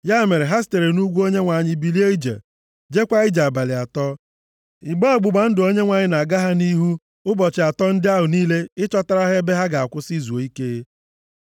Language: Igbo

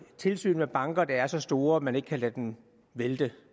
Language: Danish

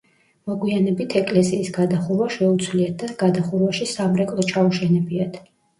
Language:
Georgian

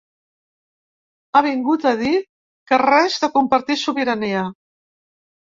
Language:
Catalan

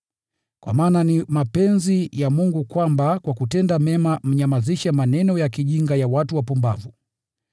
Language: Swahili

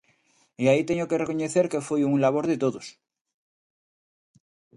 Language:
Galician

